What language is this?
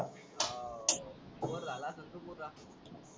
Marathi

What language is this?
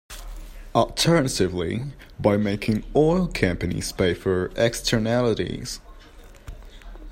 English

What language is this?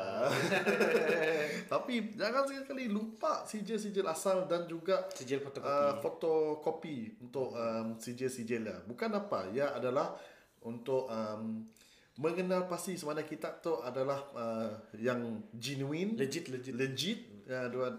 Malay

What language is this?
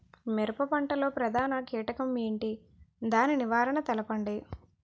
Telugu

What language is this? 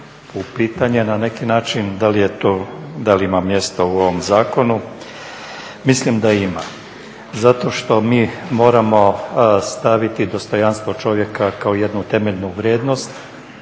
Croatian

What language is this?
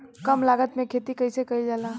Bhojpuri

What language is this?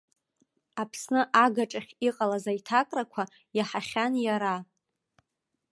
Abkhazian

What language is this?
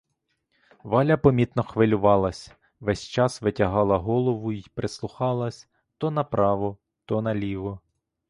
Ukrainian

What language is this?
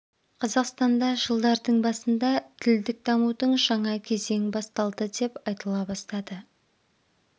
Kazakh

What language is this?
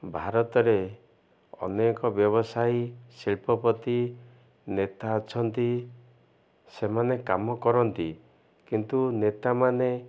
Odia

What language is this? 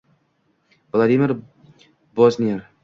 Uzbek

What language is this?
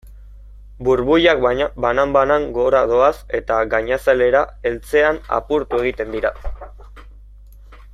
Basque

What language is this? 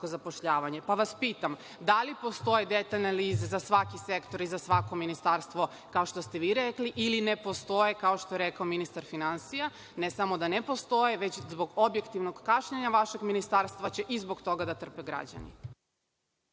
Serbian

